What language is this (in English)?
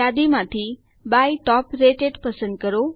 Gujarati